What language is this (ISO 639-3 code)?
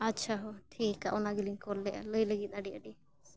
sat